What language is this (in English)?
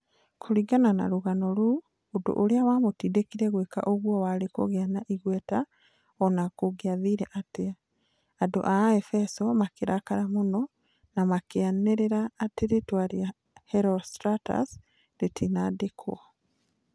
Kikuyu